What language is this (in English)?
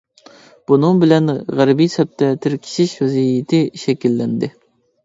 Uyghur